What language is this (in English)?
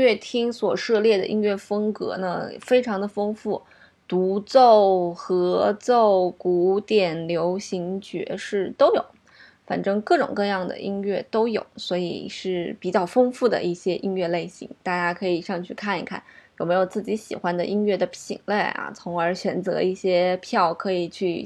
Chinese